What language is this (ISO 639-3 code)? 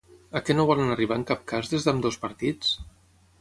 cat